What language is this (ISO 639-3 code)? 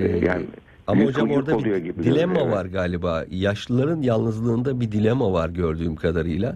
tur